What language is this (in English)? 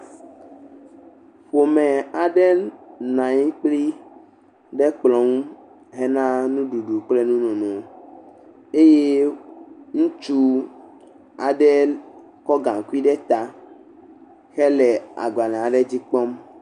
Ewe